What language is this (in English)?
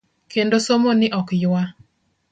Luo (Kenya and Tanzania)